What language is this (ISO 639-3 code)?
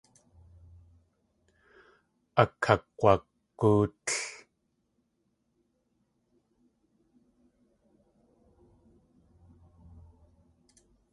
tli